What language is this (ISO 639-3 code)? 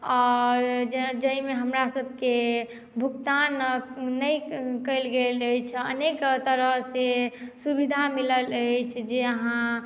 mai